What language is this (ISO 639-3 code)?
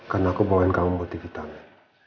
ind